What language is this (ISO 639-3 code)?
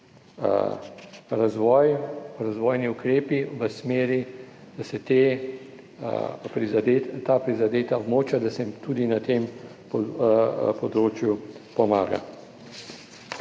slv